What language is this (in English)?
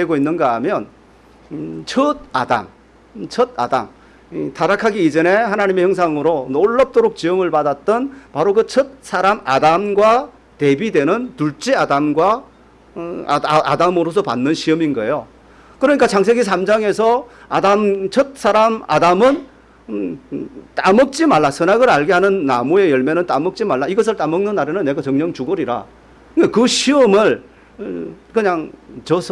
Korean